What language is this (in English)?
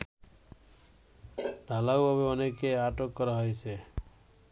Bangla